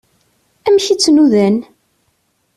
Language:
Kabyle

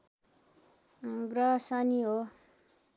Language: Nepali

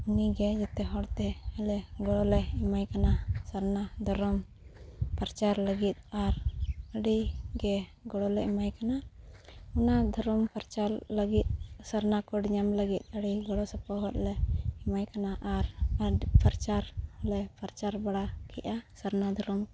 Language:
Santali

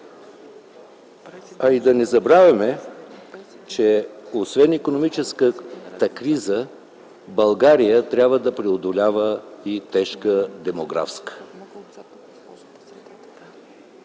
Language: Bulgarian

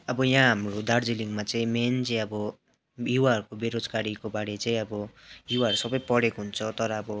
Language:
Nepali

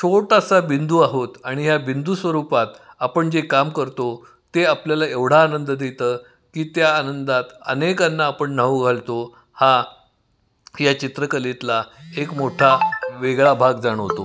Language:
Marathi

